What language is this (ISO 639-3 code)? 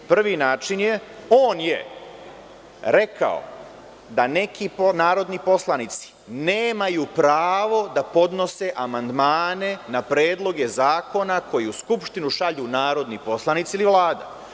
srp